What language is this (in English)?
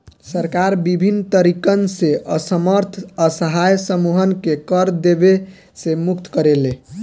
Bhojpuri